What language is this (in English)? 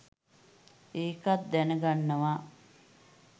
Sinhala